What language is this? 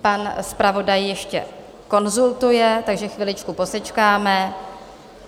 Czech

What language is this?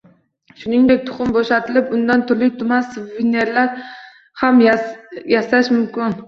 Uzbek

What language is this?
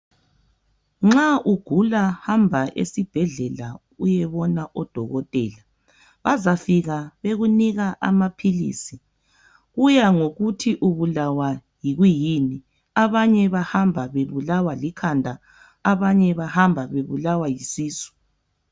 North Ndebele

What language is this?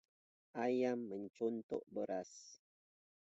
Indonesian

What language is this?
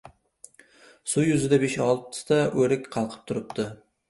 Uzbek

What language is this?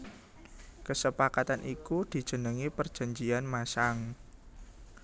Javanese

